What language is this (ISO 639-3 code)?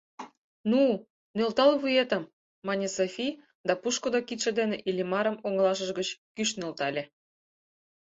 chm